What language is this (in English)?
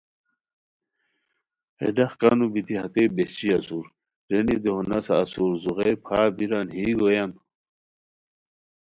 Khowar